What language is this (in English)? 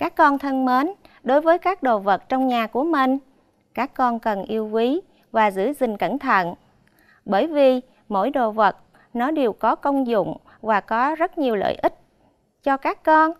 Vietnamese